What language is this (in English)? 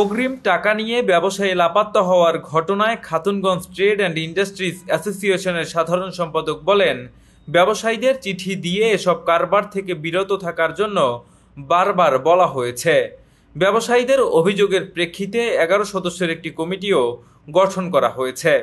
Bangla